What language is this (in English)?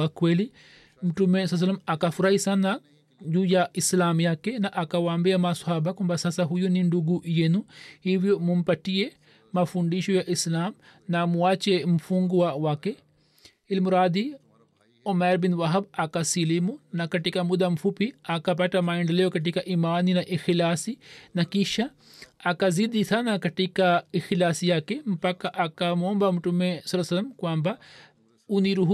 Swahili